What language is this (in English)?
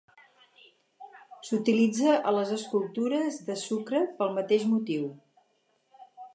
Catalan